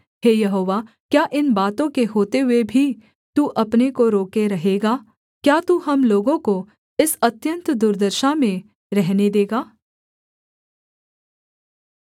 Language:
Hindi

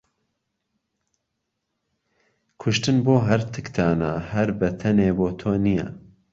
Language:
Central Kurdish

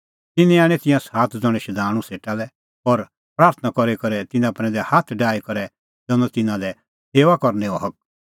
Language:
Kullu Pahari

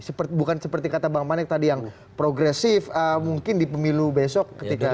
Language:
Indonesian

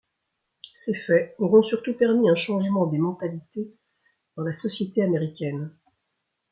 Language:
French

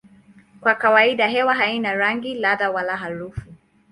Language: Swahili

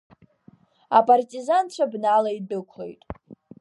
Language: Abkhazian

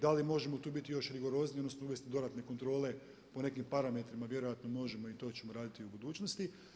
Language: Croatian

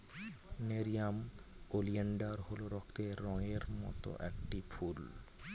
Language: Bangla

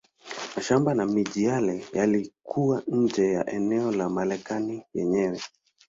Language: Swahili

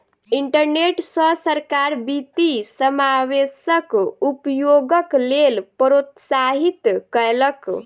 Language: Maithili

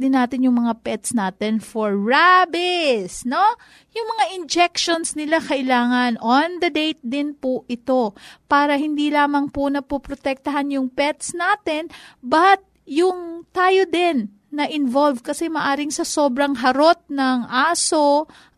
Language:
Filipino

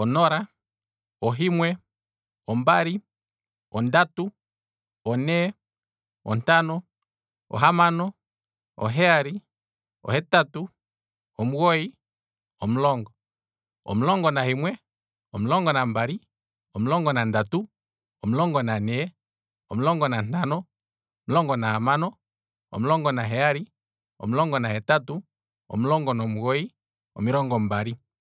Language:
Kwambi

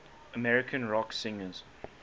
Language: English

